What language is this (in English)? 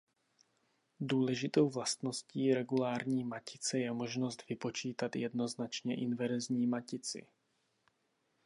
Czech